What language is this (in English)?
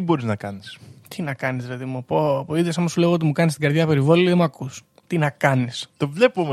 Greek